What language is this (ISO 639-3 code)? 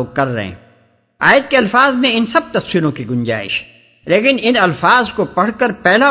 urd